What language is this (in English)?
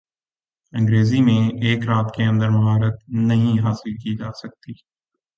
Urdu